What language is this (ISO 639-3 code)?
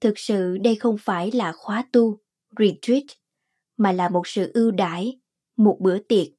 vie